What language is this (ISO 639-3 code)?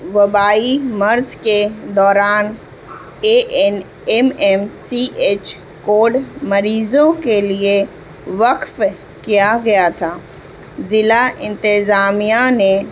urd